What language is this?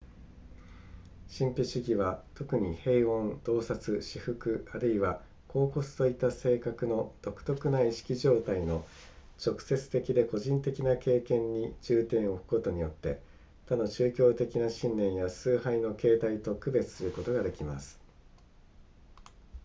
Japanese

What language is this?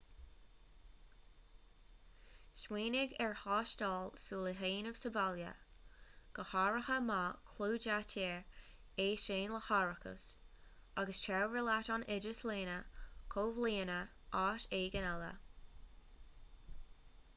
Irish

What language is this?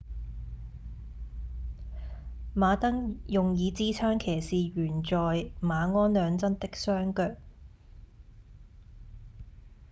Cantonese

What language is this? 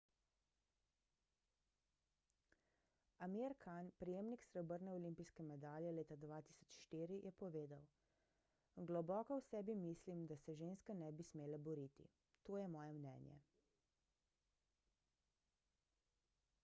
Slovenian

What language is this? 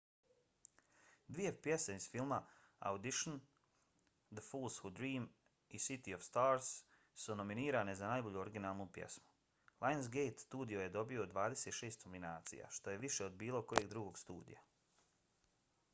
Bosnian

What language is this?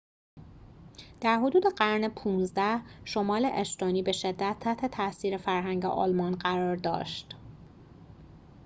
Persian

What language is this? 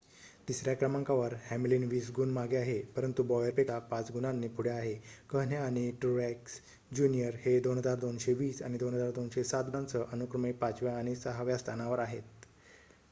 Marathi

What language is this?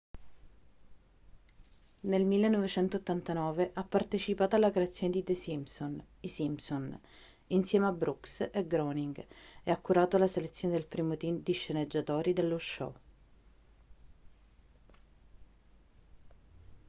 Italian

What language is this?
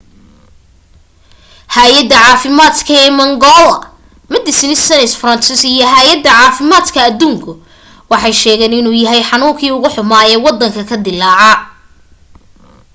Somali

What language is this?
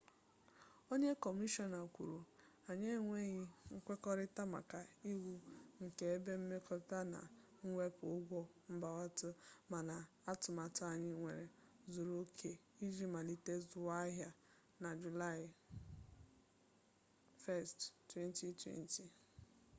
Igbo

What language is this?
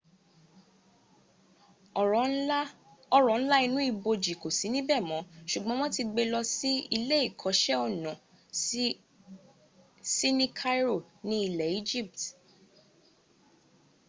Yoruba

